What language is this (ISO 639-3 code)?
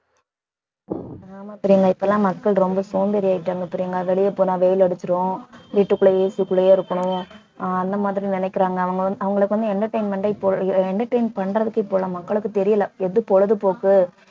tam